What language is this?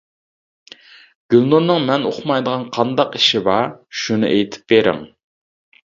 Uyghur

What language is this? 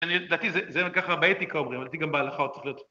Hebrew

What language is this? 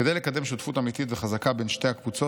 Hebrew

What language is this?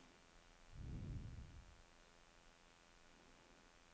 Danish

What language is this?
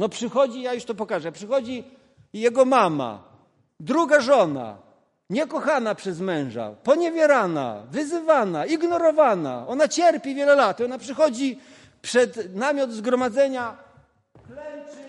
Polish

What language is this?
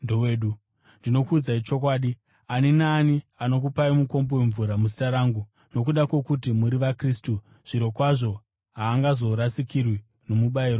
Shona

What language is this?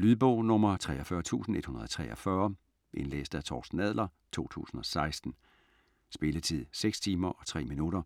Danish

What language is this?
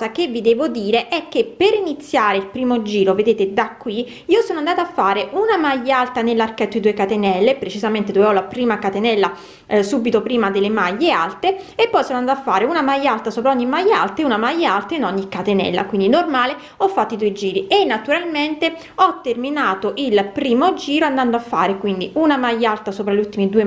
Italian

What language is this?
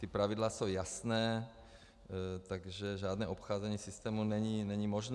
Czech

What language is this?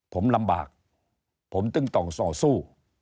Thai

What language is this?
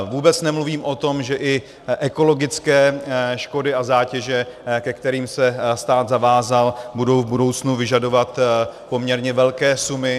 Czech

